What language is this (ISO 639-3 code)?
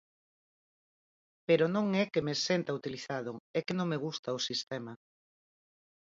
glg